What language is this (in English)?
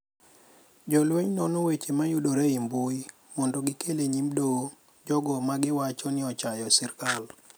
Luo (Kenya and Tanzania)